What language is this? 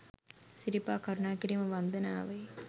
Sinhala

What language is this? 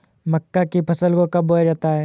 Hindi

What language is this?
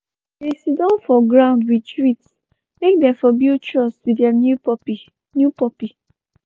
Nigerian Pidgin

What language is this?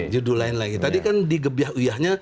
Indonesian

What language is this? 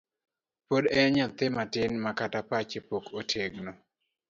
Luo (Kenya and Tanzania)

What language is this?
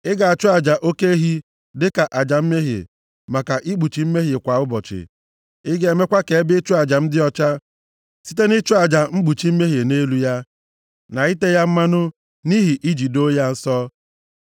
Igbo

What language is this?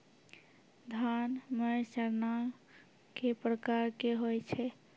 Maithili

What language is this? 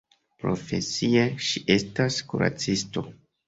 Esperanto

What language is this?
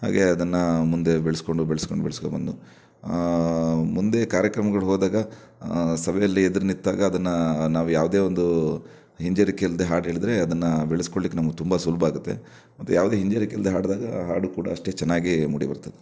Kannada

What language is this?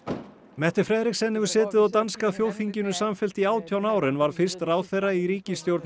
Icelandic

